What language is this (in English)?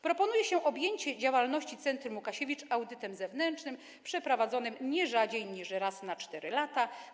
Polish